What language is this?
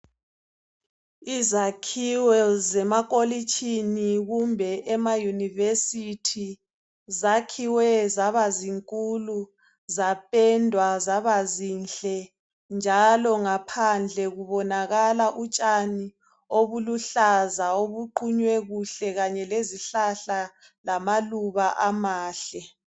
North Ndebele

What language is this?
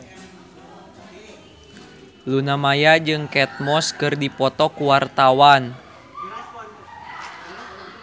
Sundanese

